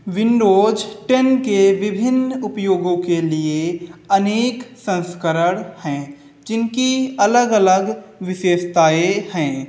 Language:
Hindi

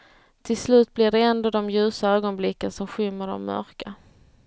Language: Swedish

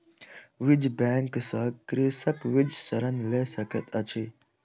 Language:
Maithili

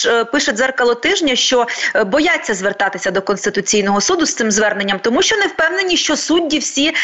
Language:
Ukrainian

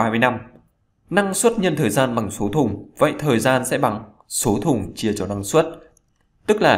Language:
Vietnamese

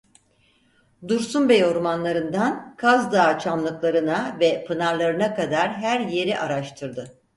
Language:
Turkish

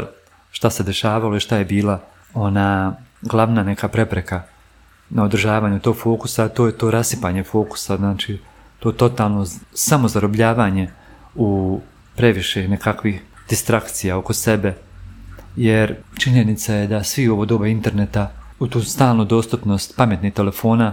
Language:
Croatian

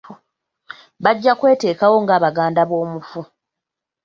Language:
Ganda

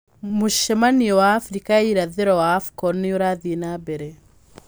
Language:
Kikuyu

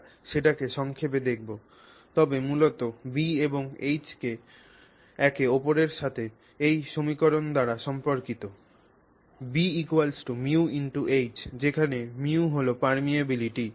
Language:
Bangla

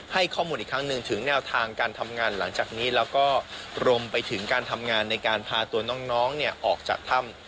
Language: Thai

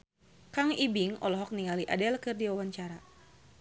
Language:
Sundanese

